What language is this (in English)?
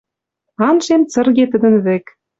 Western Mari